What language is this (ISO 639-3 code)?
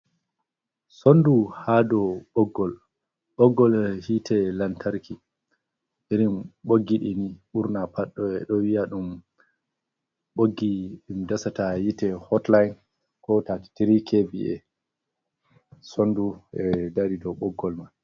ful